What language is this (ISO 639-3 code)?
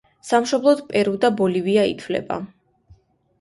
kat